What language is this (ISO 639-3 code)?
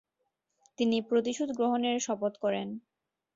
ben